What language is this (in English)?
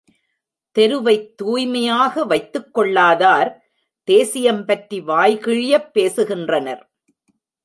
Tamil